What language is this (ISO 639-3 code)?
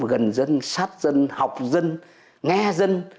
vie